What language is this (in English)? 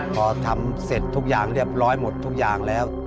Thai